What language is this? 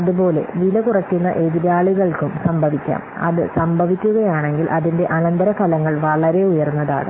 Malayalam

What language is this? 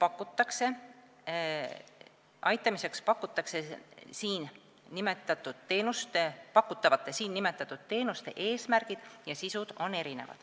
Estonian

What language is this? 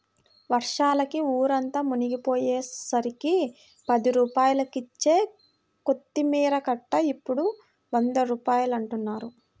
Telugu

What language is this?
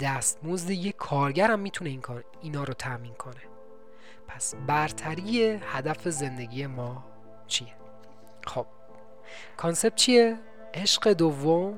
Persian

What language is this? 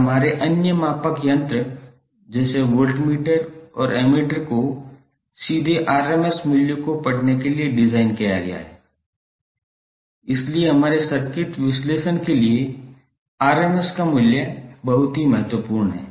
Hindi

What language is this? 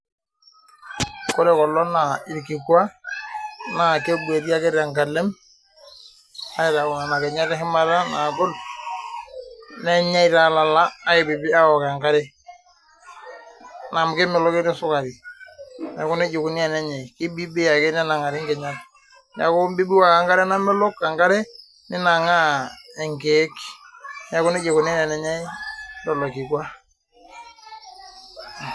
Masai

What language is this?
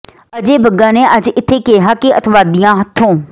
Punjabi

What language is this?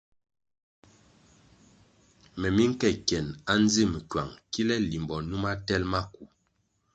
Kwasio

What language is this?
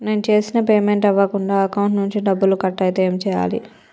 Telugu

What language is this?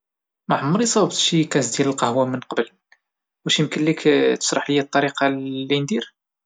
Moroccan Arabic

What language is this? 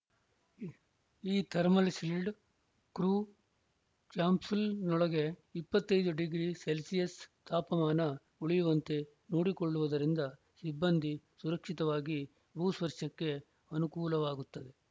Kannada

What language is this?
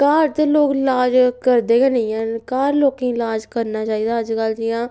Dogri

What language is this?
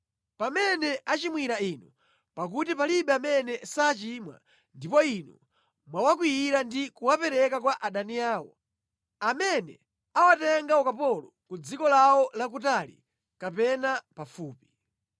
Nyanja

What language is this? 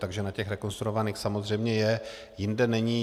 Czech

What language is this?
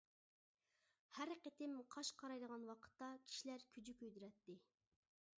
Uyghur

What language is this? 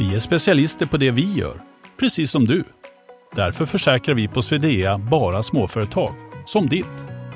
Swedish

